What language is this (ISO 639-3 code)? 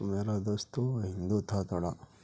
urd